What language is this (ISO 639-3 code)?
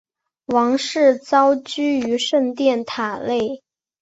zho